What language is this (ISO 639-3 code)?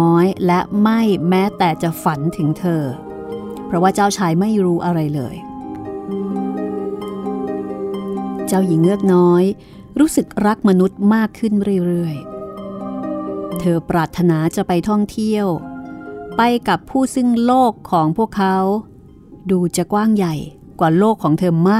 tha